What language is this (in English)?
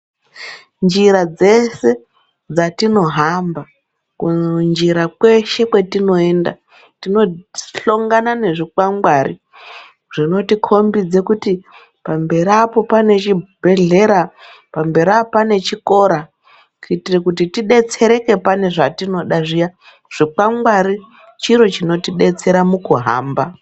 Ndau